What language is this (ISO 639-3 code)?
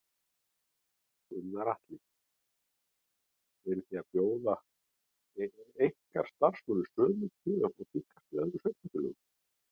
isl